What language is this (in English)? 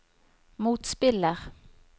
Norwegian